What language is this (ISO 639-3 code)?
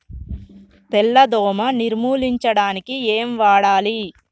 tel